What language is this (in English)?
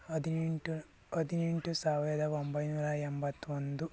Kannada